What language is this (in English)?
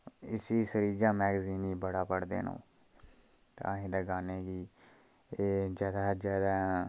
Dogri